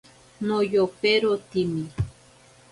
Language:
Ashéninka Perené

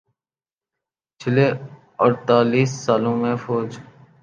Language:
Urdu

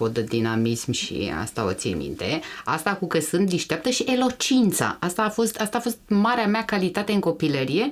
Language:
Romanian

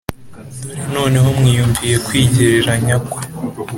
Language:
Kinyarwanda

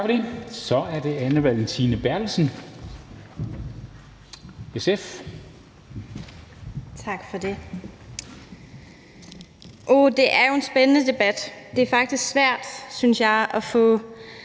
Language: Danish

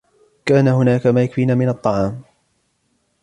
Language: Arabic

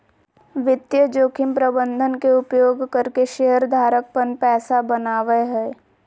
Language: Magahi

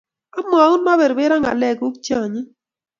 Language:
Kalenjin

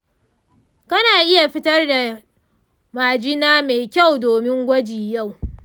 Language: Hausa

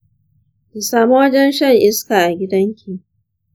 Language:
Hausa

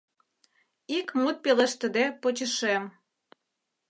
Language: Mari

